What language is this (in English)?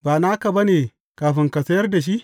Hausa